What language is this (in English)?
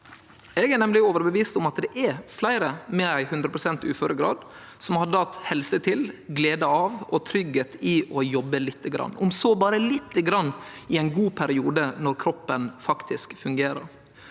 Norwegian